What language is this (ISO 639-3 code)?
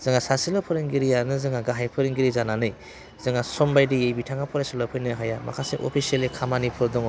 brx